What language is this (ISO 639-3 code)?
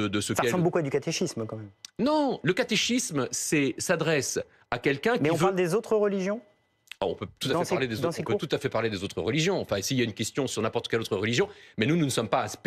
fra